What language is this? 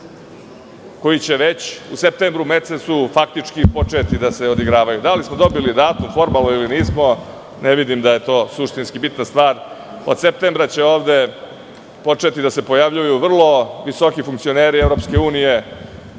Serbian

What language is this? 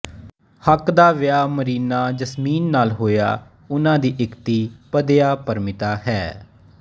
Punjabi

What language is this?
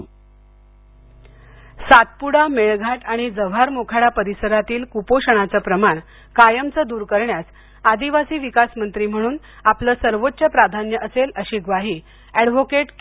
Marathi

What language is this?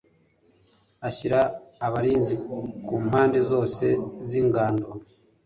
Kinyarwanda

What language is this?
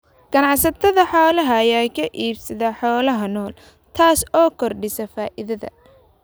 Somali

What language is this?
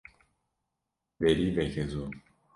Kurdish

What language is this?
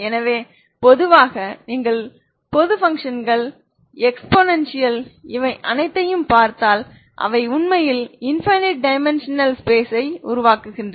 Tamil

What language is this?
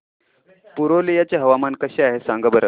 Marathi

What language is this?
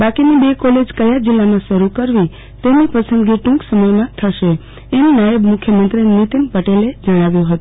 Gujarati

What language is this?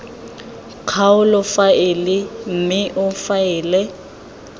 Tswana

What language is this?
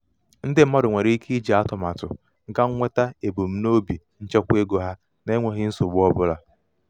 Igbo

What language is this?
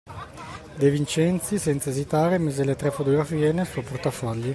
Italian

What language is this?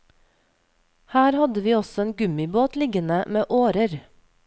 Norwegian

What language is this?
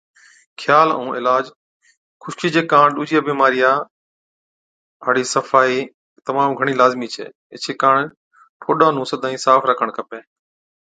Od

